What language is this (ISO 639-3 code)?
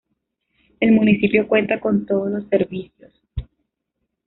spa